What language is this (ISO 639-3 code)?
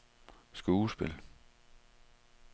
dan